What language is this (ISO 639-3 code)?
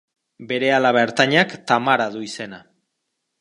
eus